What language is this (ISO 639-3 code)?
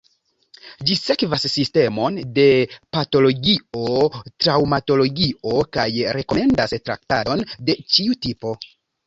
epo